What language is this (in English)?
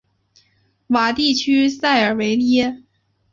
Chinese